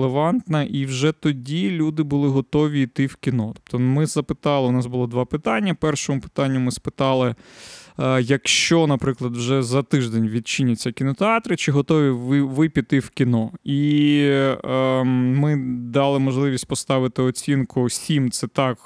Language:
Ukrainian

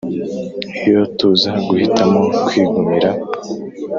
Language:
Kinyarwanda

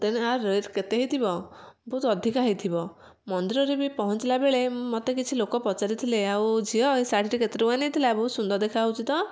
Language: Odia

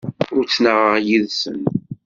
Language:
Kabyle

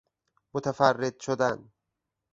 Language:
Persian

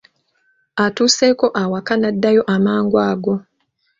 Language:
Ganda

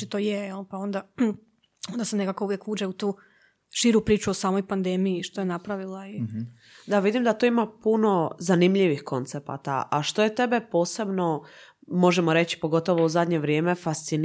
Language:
Croatian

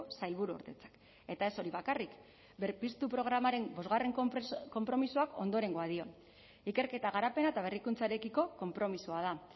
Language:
Basque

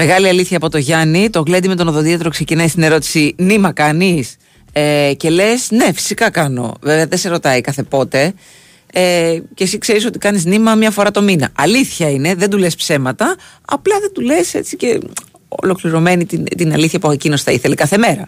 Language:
Greek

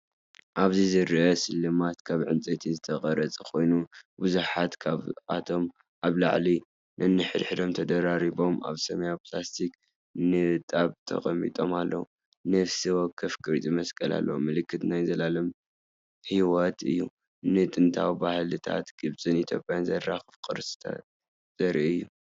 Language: Tigrinya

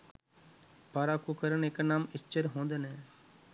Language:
Sinhala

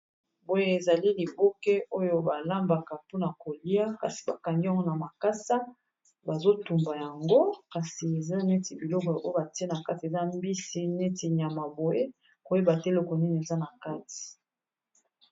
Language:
Lingala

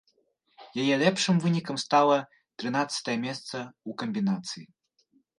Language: Belarusian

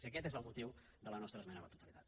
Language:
Catalan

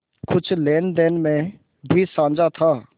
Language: Hindi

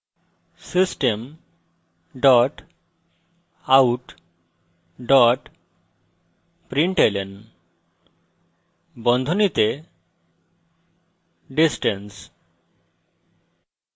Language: Bangla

